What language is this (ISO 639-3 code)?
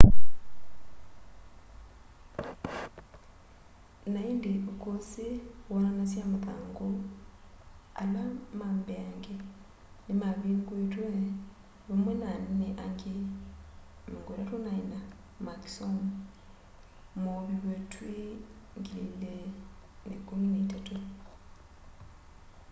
kam